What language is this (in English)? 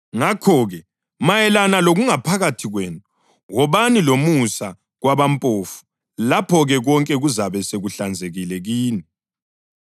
North Ndebele